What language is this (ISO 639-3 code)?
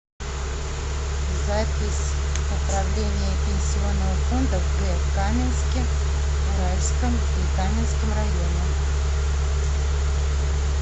rus